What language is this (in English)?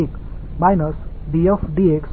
Tamil